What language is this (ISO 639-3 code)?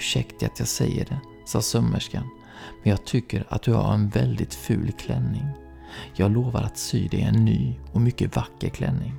swe